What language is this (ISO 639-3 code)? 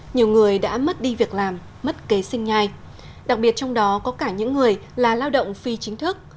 vie